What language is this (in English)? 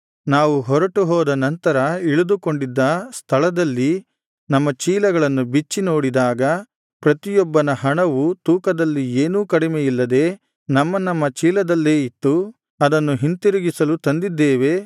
Kannada